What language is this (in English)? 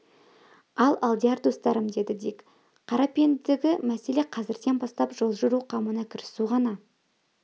Kazakh